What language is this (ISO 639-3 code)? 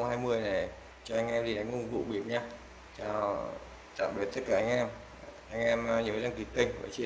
vie